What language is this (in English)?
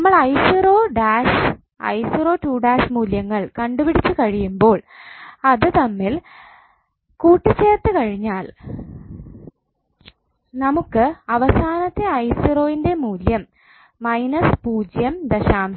Malayalam